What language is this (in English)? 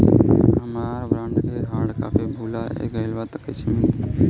Bhojpuri